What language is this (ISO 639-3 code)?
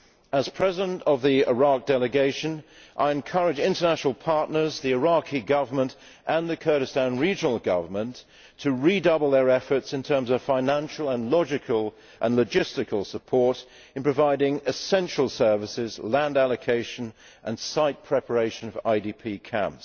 eng